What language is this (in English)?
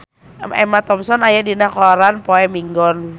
Sundanese